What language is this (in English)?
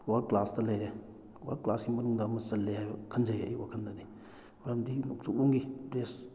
Manipuri